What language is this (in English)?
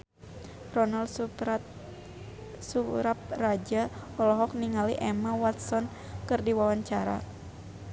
Sundanese